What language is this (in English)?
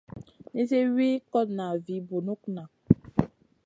Masana